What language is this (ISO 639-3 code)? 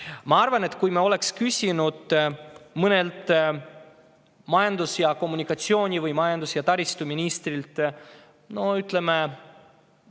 est